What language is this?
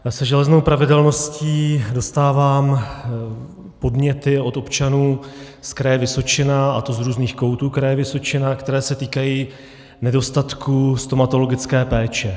Czech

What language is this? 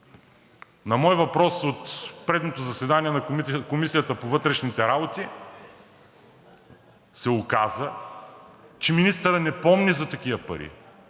Bulgarian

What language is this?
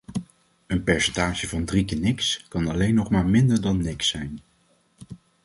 Dutch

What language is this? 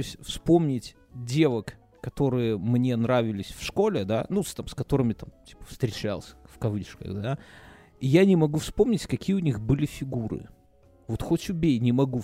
Russian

